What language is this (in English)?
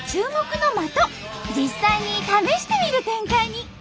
Japanese